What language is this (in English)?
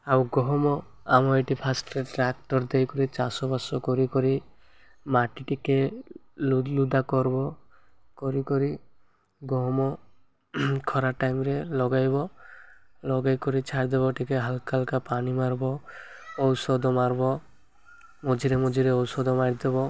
Odia